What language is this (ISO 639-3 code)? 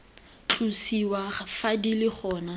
tsn